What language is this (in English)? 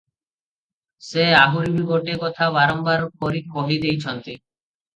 Odia